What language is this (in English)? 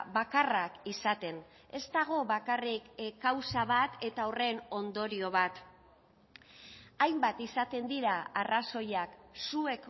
Basque